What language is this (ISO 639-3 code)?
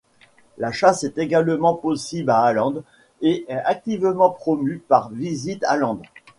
fra